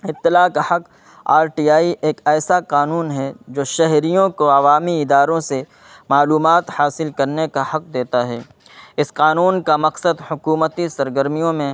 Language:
Urdu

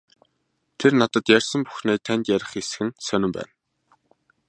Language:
Mongolian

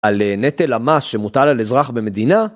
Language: Hebrew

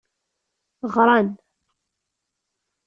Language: Kabyle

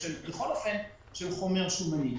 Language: Hebrew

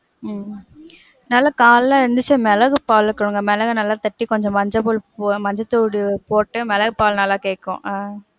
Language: Tamil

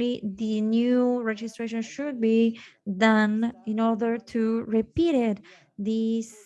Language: English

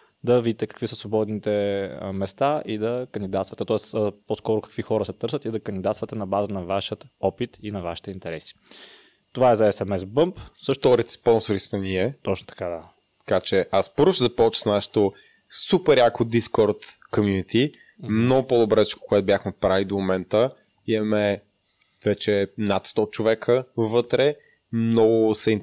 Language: Bulgarian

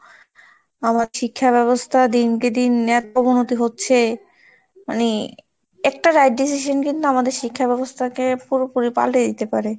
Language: Bangla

